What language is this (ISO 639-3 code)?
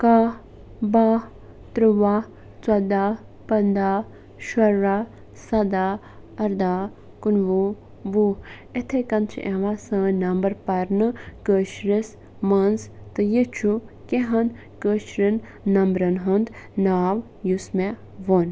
kas